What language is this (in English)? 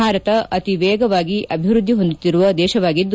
Kannada